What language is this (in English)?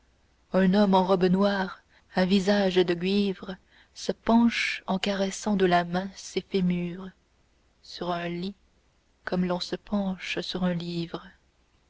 French